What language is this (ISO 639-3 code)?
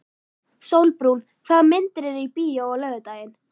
isl